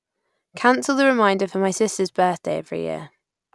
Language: English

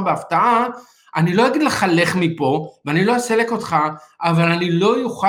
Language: Hebrew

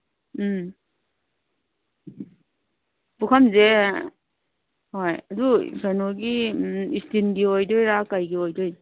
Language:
Manipuri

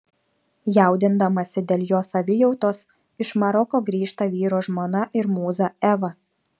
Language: Lithuanian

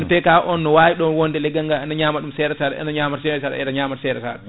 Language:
Fula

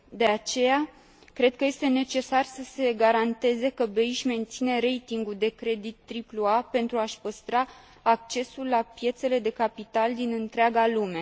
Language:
Romanian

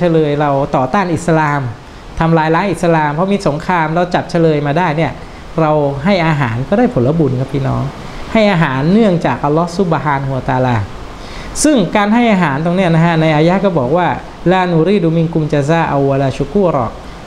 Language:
Thai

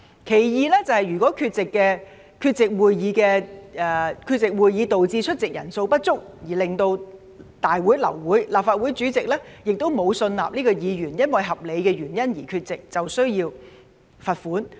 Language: Cantonese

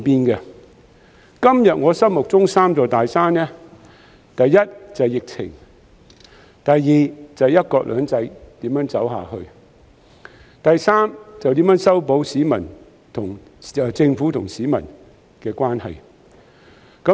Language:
Cantonese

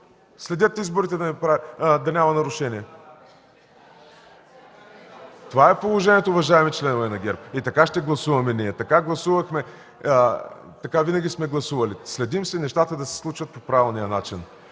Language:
Bulgarian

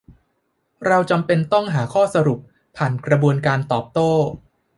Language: Thai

